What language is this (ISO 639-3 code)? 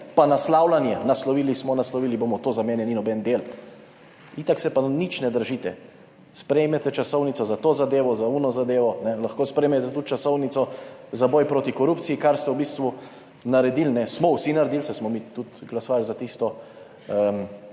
slv